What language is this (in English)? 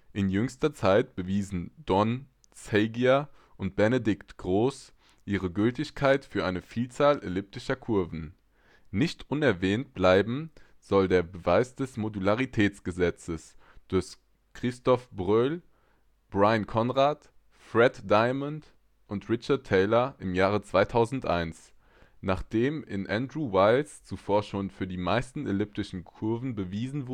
German